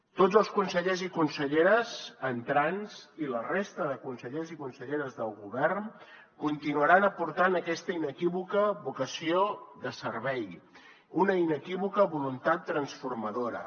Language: Catalan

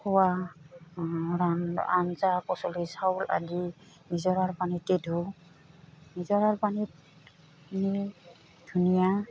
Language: Assamese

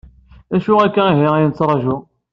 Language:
Kabyle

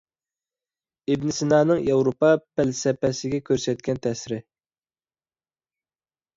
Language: Uyghur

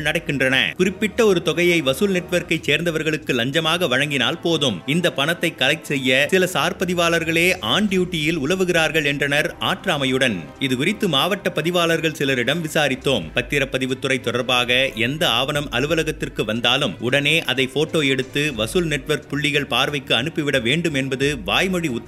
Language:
Tamil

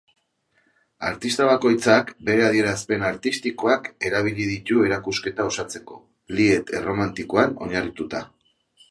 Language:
Basque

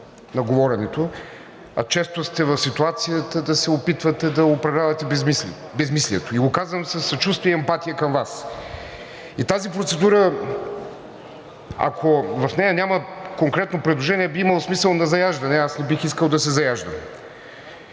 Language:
Bulgarian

